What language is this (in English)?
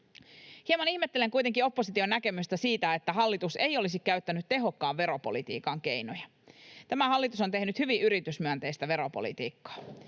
Finnish